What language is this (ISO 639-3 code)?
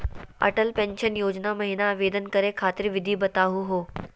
mag